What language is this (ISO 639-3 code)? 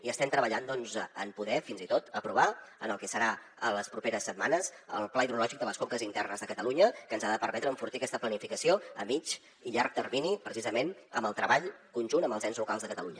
cat